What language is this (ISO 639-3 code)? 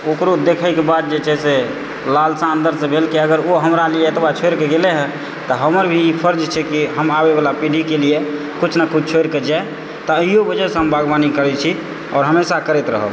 mai